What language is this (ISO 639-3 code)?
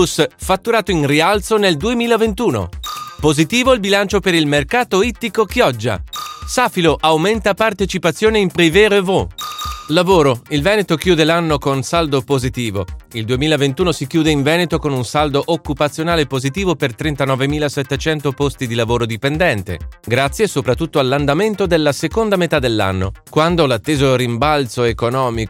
ita